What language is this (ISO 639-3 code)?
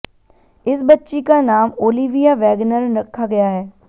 hin